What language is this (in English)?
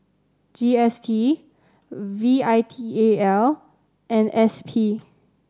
English